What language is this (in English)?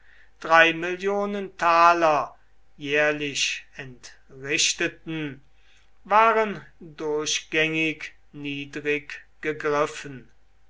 German